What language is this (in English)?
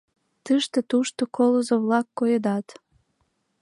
Mari